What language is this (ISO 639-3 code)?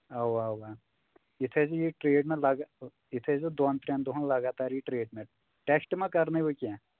kas